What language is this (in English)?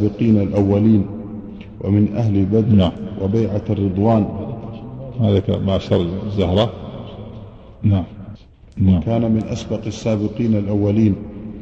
Arabic